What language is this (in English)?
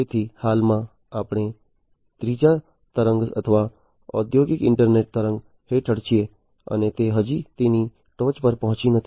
Gujarati